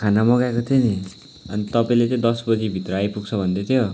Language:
Nepali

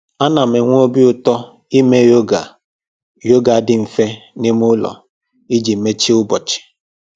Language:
Igbo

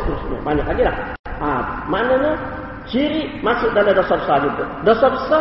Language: Malay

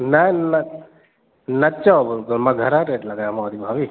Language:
Sindhi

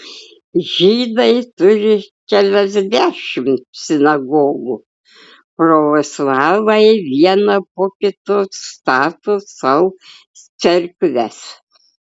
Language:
Lithuanian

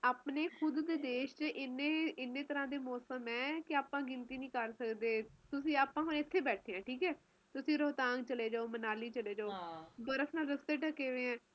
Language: Punjabi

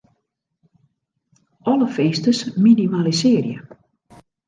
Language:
Western Frisian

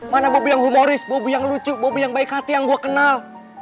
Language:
Indonesian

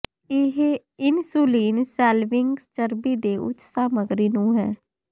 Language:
Punjabi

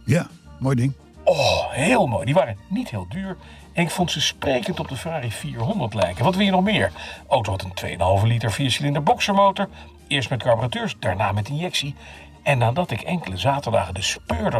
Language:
Dutch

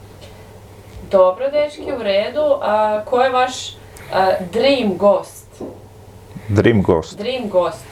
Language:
Croatian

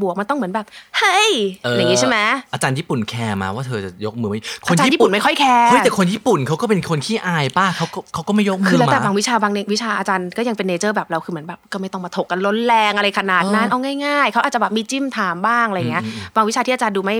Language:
Thai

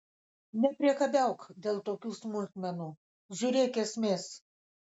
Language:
Lithuanian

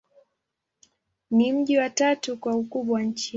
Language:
Swahili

